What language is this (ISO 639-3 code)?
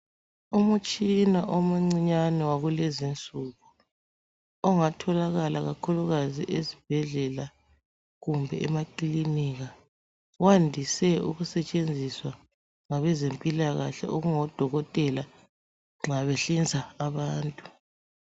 nde